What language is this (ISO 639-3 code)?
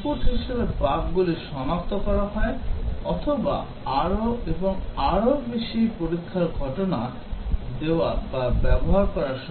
ben